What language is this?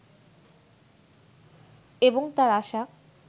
Bangla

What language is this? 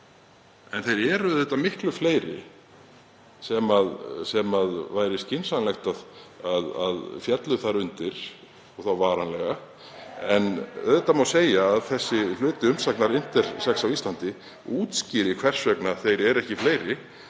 Icelandic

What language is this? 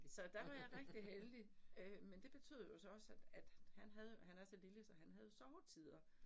Danish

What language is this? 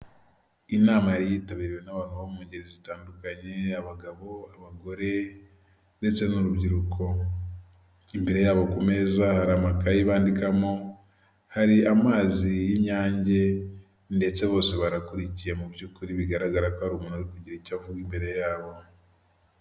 Kinyarwanda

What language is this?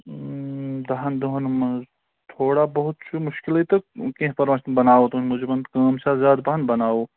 Kashmiri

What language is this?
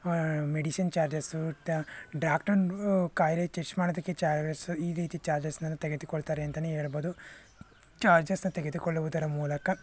Kannada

